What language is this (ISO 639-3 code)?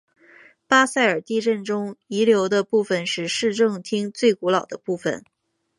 zho